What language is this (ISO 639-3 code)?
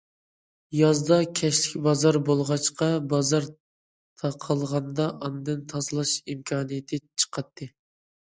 uig